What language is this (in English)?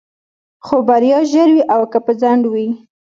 Pashto